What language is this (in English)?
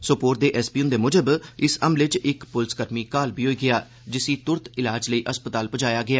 Dogri